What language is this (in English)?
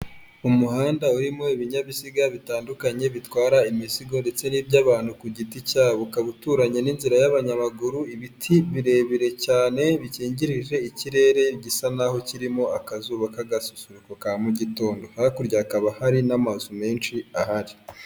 Kinyarwanda